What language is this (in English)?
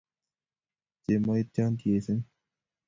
Kalenjin